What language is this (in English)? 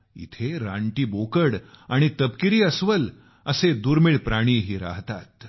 Marathi